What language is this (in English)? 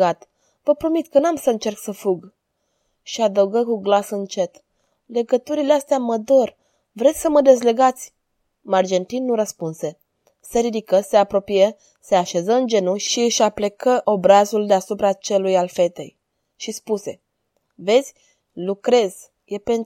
Romanian